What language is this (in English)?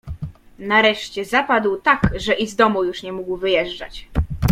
Polish